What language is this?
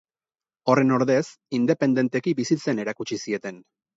Basque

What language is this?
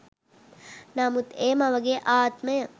Sinhala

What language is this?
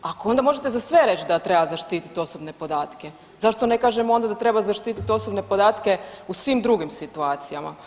Croatian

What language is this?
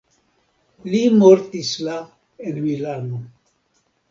Esperanto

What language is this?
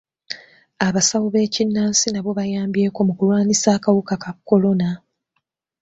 Ganda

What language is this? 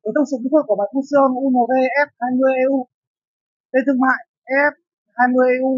Vietnamese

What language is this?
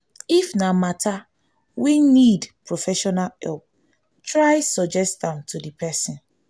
Nigerian Pidgin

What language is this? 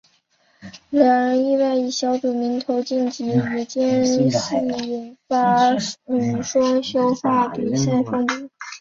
Chinese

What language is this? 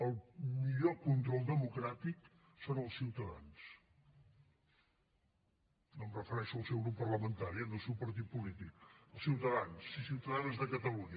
Catalan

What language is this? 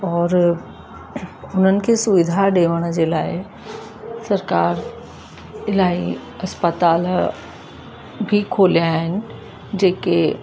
Sindhi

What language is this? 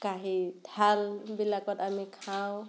Assamese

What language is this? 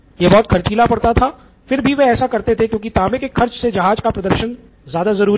Hindi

